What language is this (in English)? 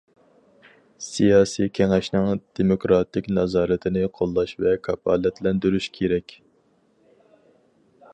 Uyghur